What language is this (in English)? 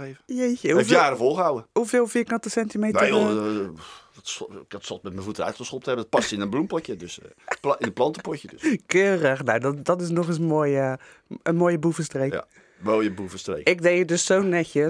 Dutch